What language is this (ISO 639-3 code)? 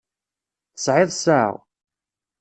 kab